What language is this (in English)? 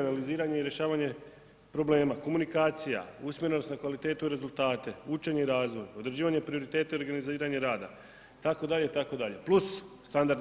Croatian